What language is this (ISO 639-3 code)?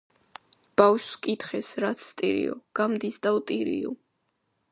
kat